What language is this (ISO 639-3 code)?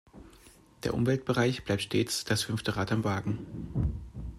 deu